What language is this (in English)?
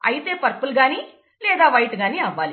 Telugu